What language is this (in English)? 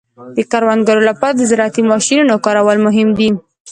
Pashto